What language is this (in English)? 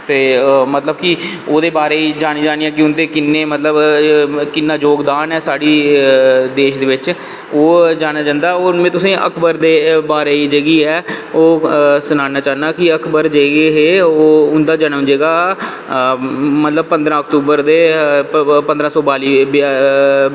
Dogri